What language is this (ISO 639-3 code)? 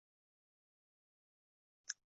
uzb